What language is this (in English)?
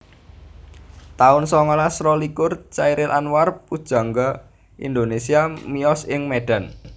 Javanese